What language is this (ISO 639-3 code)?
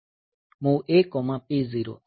guj